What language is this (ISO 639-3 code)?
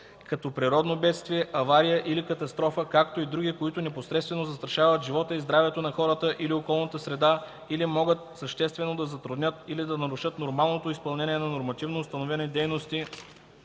bul